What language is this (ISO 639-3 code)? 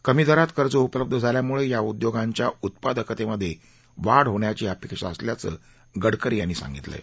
mar